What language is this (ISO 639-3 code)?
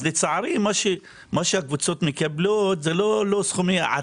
heb